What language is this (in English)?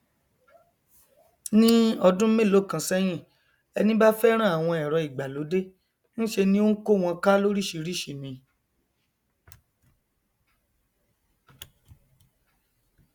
Yoruba